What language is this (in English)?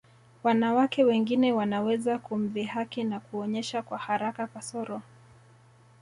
Swahili